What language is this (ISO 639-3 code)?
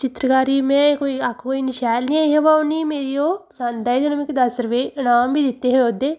doi